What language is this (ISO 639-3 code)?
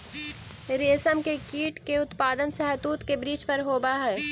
mag